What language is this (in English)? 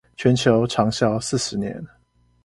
Chinese